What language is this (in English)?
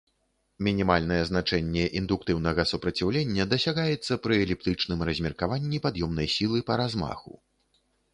Belarusian